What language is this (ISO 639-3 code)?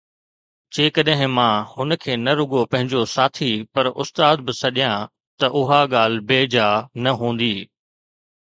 snd